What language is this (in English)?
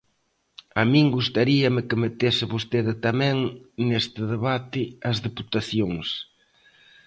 Galician